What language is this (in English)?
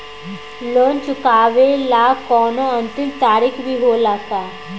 Bhojpuri